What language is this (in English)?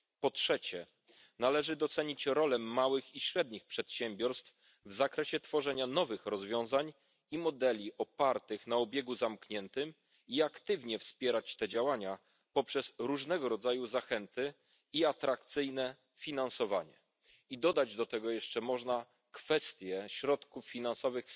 Polish